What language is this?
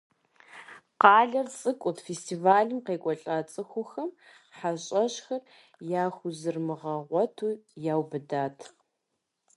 Kabardian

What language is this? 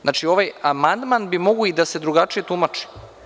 Serbian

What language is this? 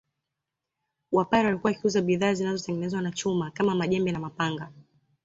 Swahili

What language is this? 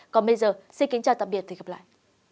Vietnamese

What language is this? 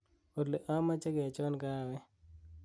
Kalenjin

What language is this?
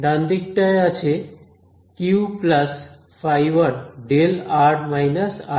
Bangla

